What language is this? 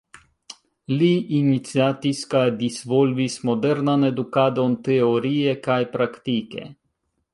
Esperanto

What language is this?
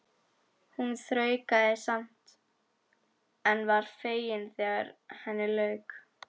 Icelandic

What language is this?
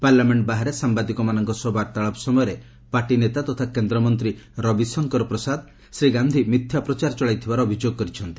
Odia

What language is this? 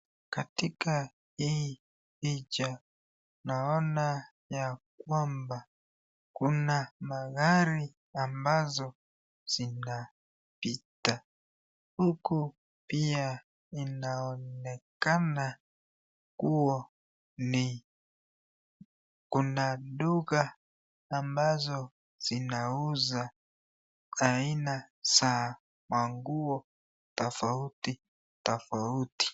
Swahili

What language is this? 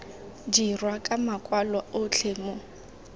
Tswana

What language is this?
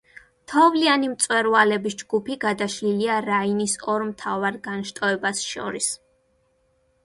Georgian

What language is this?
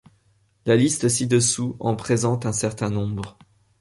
French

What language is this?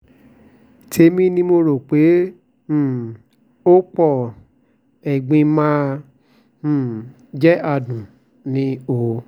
Yoruba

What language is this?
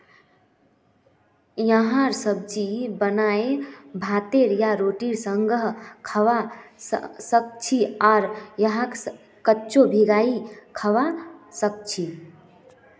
Magahi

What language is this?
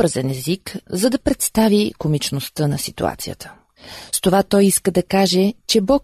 Bulgarian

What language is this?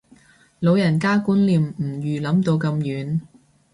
Cantonese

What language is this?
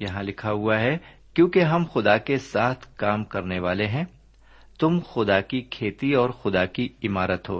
Urdu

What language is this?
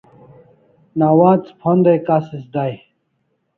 Kalasha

